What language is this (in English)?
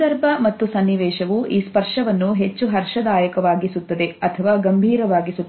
Kannada